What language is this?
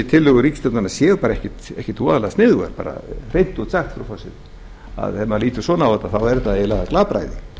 Icelandic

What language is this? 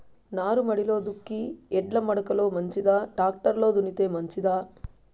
Telugu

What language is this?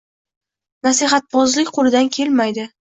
Uzbek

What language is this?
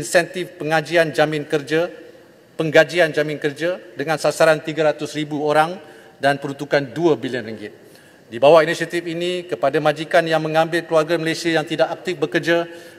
Malay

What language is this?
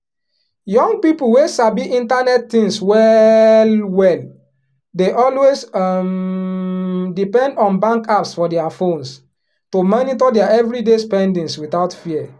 Nigerian Pidgin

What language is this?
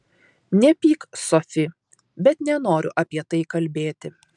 Lithuanian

